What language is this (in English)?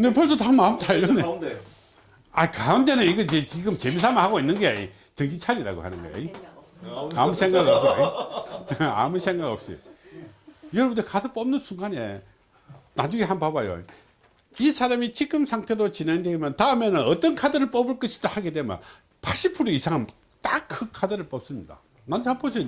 Korean